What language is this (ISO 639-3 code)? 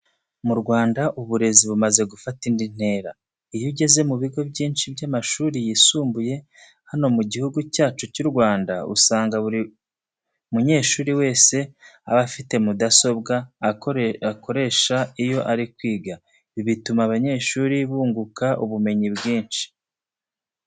kin